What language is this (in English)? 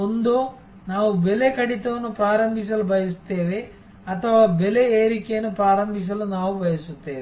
Kannada